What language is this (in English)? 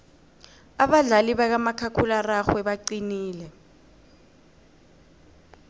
South Ndebele